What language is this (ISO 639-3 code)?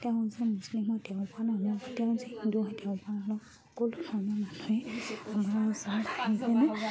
asm